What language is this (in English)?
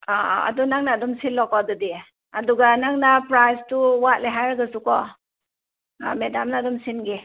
Manipuri